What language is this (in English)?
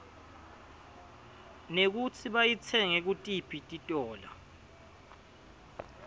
Swati